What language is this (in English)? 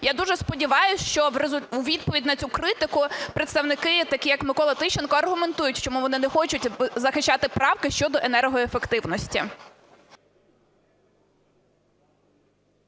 Ukrainian